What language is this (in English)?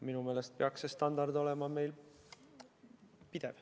Estonian